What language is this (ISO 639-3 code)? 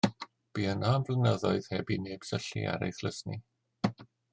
cym